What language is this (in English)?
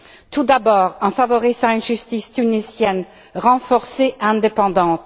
French